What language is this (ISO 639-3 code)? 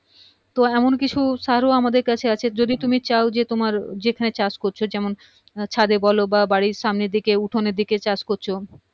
ben